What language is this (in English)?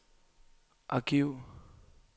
Danish